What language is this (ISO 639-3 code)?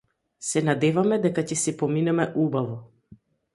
mkd